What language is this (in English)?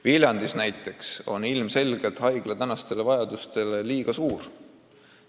Estonian